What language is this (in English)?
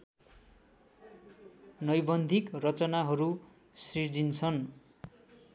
Nepali